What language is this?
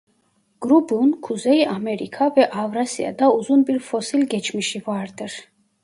Turkish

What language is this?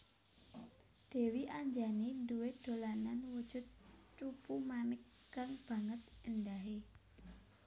Javanese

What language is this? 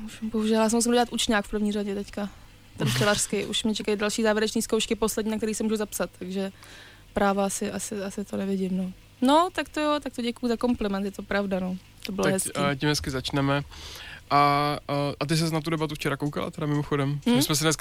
Czech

